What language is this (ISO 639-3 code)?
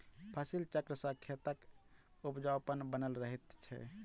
mai